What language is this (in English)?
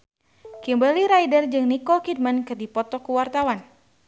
Sundanese